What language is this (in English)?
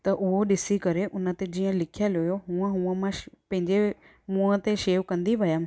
Sindhi